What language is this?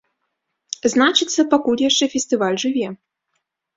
Belarusian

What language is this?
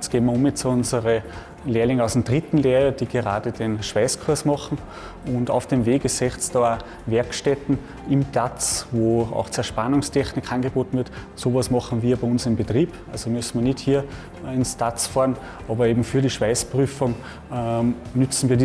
German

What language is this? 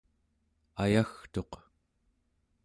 Central Yupik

